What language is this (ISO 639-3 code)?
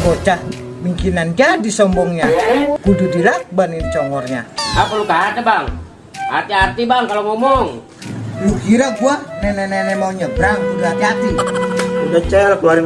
ind